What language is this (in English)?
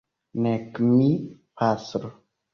Esperanto